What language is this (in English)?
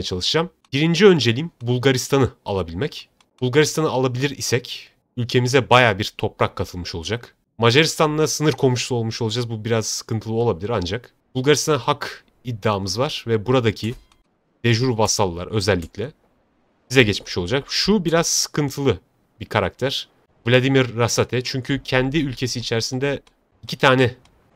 Turkish